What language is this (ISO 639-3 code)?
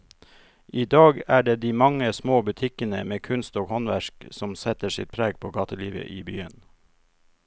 nor